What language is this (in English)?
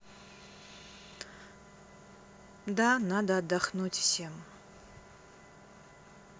Russian